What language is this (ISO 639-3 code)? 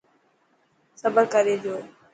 mki